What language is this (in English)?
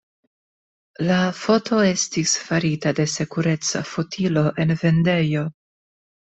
Esperanto